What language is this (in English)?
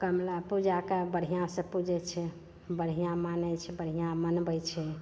Maithili